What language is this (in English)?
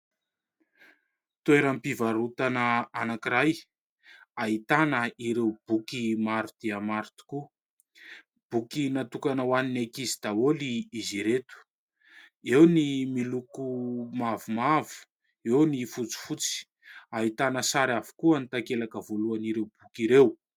Malagasy